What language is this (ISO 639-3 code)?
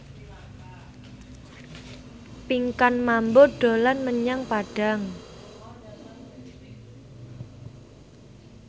jav